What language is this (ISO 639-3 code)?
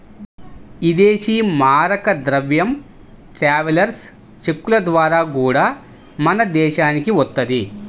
tel